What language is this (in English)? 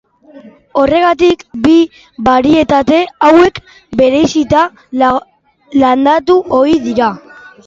Basque